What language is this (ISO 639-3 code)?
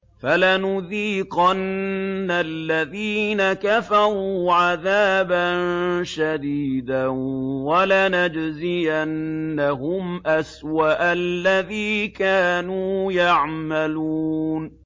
ara